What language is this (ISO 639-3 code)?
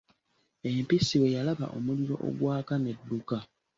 lug